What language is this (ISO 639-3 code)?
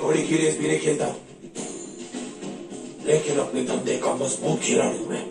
tur